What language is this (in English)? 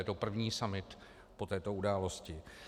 Czech